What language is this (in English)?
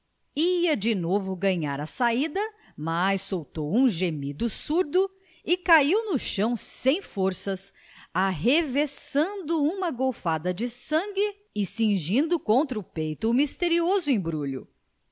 Portuguese